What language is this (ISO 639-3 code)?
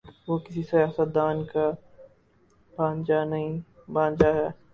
urd